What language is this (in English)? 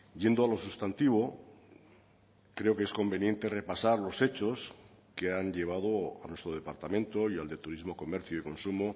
Spanish